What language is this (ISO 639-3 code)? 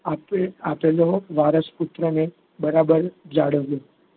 guj